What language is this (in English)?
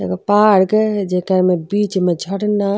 Bhojpuri